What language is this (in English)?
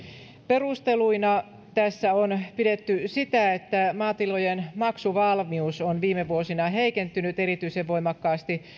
Finnish